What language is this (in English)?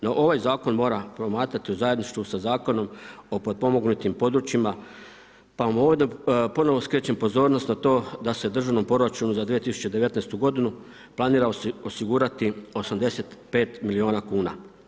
Croatian